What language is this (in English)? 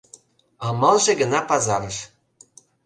Mari